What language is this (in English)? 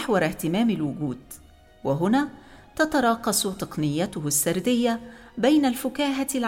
Arabic